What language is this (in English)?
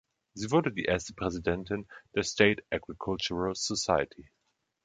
German